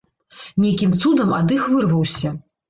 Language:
Belarusian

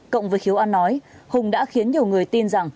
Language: Vietnamese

